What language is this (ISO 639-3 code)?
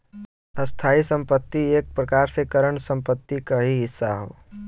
bho